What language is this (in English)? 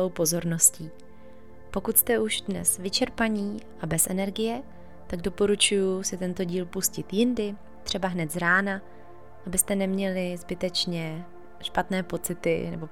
Czech